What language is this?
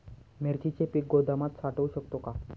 Marathi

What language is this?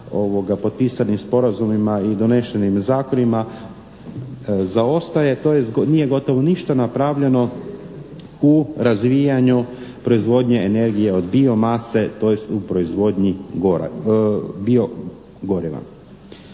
Croatian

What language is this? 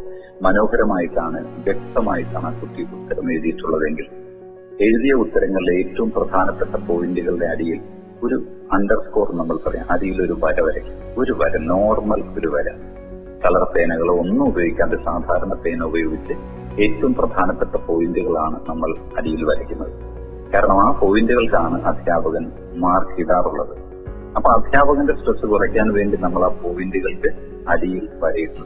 Malayalam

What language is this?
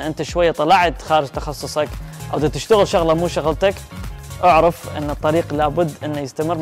Arabic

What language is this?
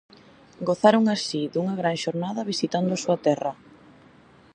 Galician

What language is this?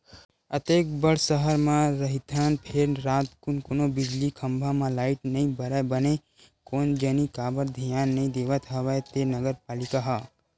Chhattisgarhi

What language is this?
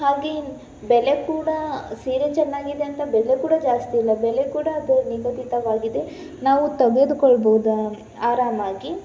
Kannada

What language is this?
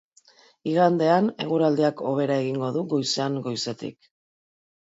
Basque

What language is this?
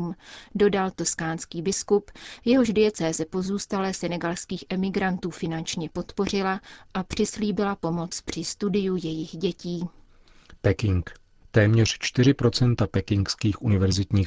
Czech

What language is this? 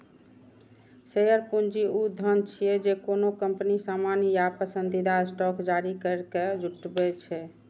Maithili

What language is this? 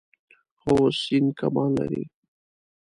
Pashto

